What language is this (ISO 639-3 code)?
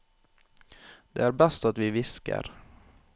nor